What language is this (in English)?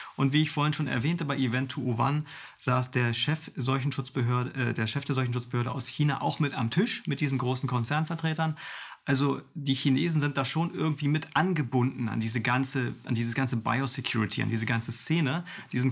German